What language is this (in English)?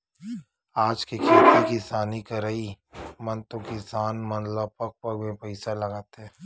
Chhattisgarhi